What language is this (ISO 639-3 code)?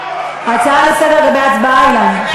heb